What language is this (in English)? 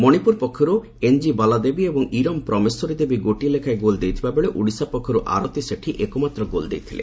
Odia